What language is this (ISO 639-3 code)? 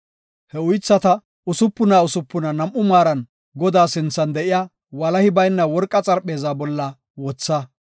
gof